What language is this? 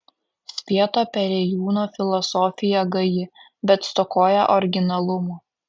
Lithuanian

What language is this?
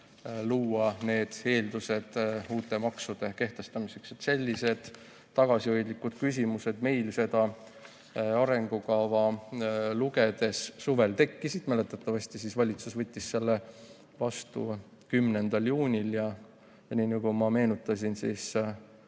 Estonian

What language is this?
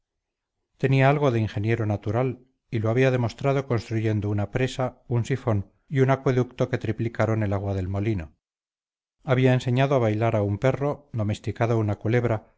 Spanish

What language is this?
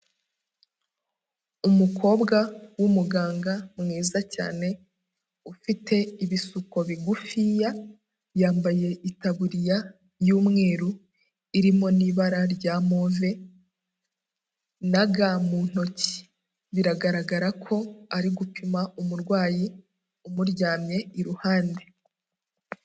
Kinyarwanda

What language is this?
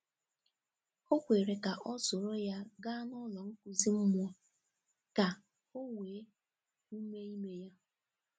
Igbo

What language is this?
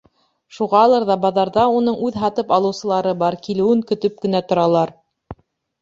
Bashkir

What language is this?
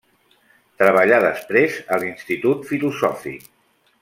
Catalan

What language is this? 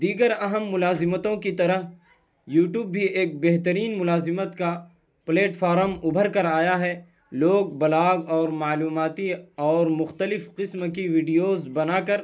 Urdu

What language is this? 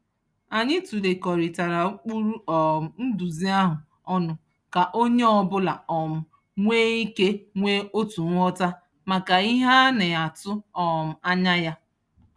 Igbo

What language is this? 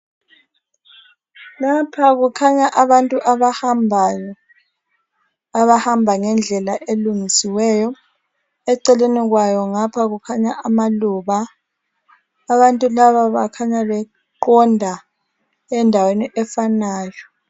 North Ndebele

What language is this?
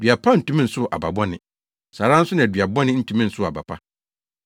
Akan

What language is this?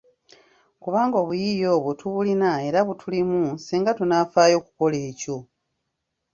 Ganda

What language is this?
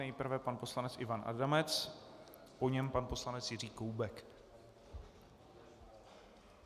Czech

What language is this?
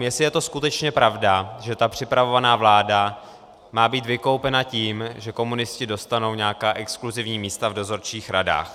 Czech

